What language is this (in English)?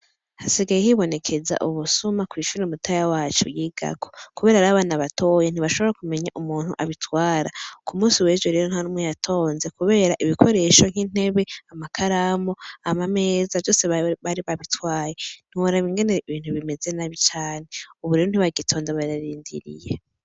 Rundi